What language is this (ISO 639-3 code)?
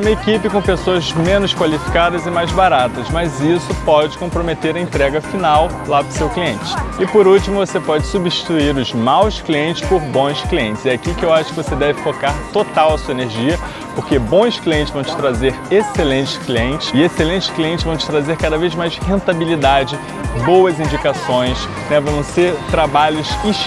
por